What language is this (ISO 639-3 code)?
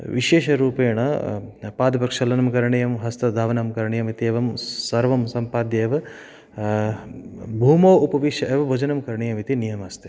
san